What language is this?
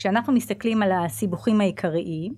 Hebrew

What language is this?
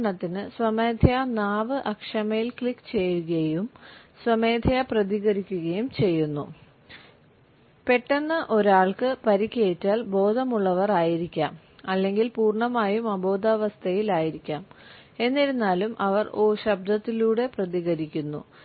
Malayalam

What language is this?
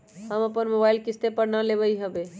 Magahi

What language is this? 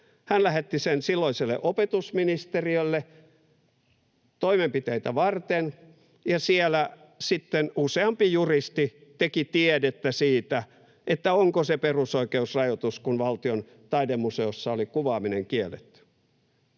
Finnish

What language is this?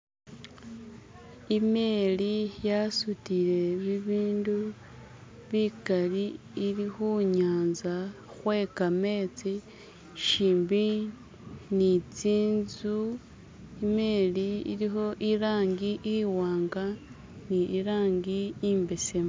Masaaba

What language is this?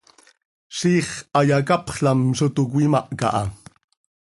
Seri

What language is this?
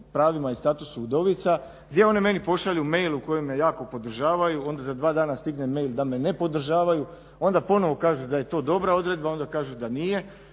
Croatian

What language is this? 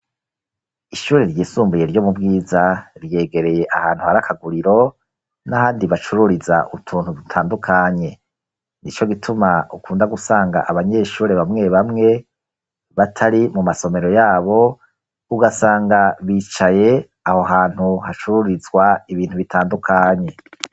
Rundi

